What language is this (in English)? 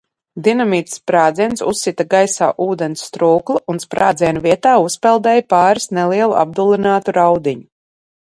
Latvian